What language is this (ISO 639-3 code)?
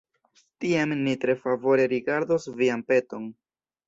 epo